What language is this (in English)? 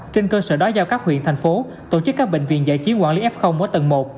Vietnamese